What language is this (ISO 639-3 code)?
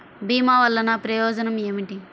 tel